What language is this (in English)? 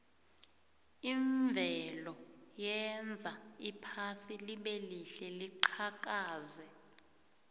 South Ndebele